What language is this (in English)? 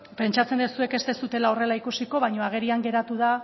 Basque